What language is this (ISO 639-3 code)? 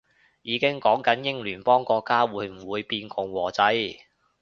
yue